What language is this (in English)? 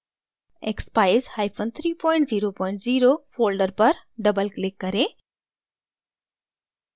Hindi